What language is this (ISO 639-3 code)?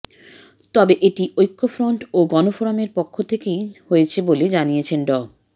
ben